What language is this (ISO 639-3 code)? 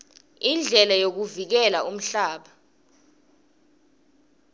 ssw